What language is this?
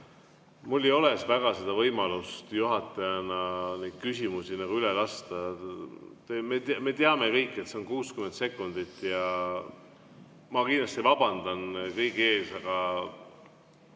Estonian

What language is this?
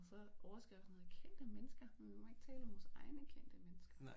Danish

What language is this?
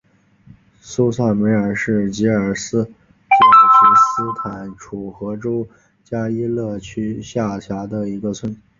Chinese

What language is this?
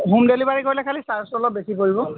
Assamese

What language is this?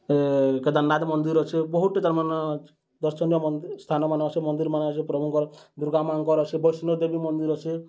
Odia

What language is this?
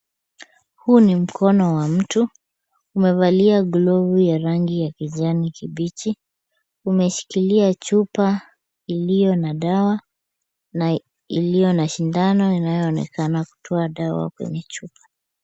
Swahili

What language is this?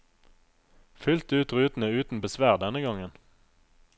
Norwegian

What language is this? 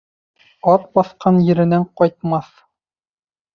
Bashkir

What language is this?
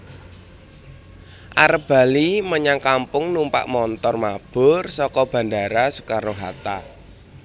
Javanese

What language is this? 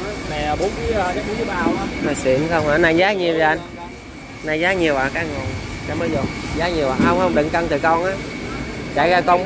Vietnamese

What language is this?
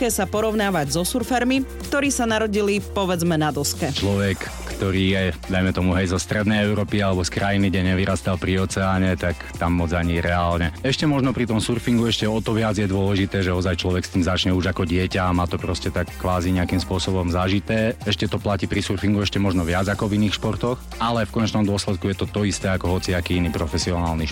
Slovak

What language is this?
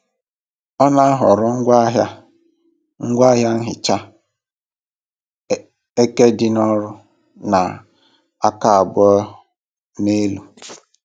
Igbo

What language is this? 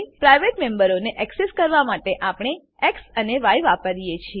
Gujarati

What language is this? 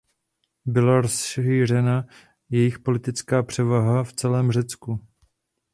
Czech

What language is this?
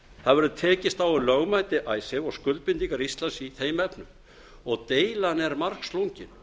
Icelandic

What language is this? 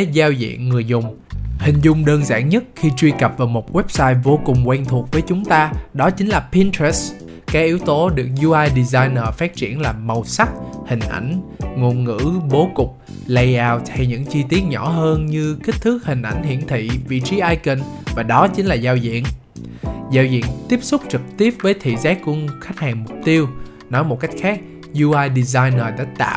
Vietnamese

